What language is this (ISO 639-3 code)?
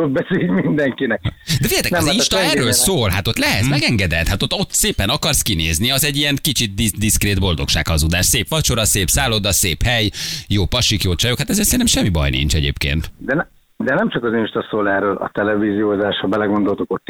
hun